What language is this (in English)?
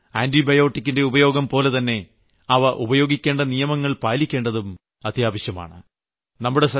Malayalam